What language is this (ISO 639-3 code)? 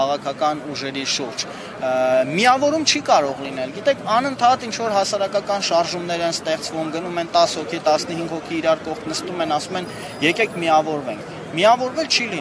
ron